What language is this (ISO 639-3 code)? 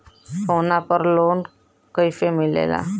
bho